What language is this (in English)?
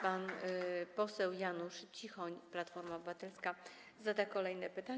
Polish